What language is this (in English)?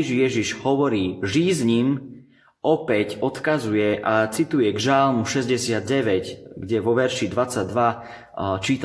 Slovak